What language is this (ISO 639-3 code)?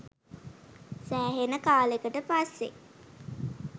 sin